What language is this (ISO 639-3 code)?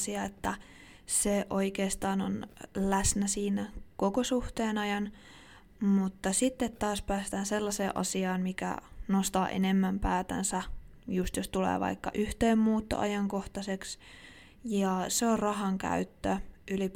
fin